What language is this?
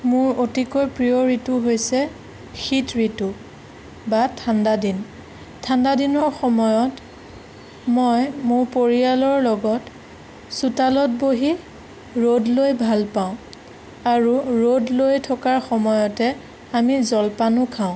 Assamese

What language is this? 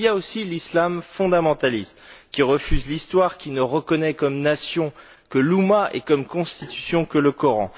French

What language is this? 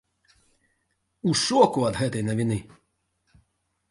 Belarusian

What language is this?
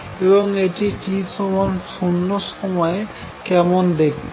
Bangla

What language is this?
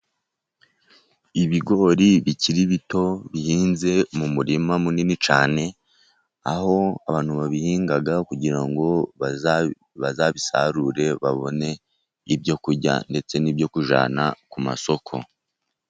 Kinyarwanda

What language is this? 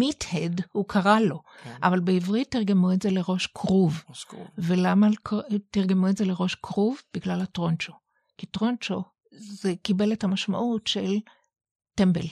Hebrew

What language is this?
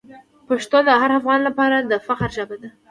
Pashto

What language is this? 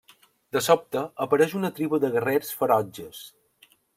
Catalan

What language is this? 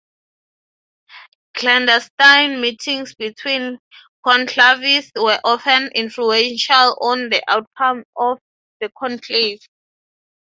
English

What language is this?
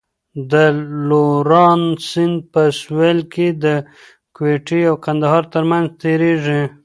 Pashto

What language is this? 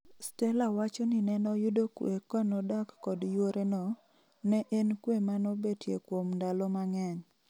Luo (Kenya and Tanzania)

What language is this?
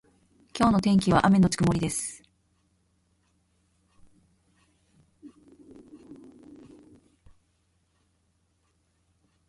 Japanese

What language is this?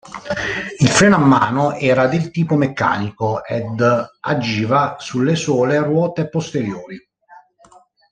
Italian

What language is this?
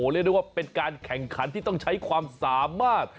Thai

